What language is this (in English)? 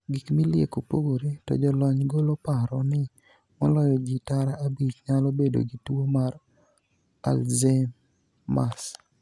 Luo (Kenya and Tanzania)